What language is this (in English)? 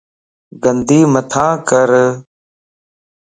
Lasi